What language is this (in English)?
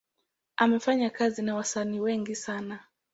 Swahili